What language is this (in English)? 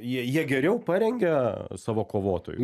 Lithuanian